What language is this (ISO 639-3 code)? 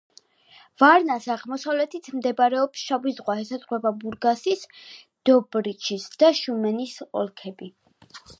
kat